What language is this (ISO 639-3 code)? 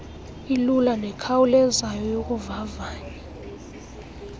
xho